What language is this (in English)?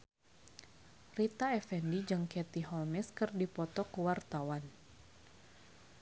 Sundanese